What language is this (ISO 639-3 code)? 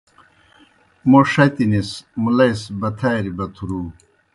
plk